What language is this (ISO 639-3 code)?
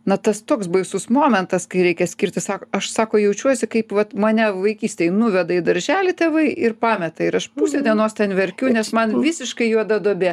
lit